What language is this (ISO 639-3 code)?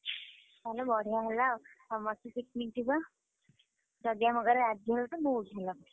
ori